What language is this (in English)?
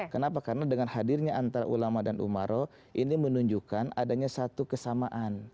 Indonesian